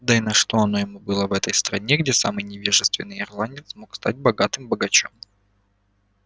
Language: Russian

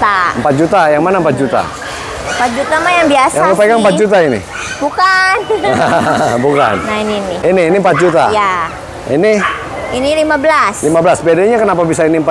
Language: Indonesian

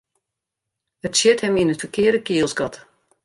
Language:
Western Frisian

